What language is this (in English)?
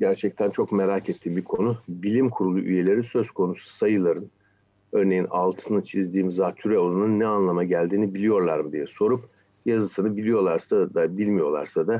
Turkish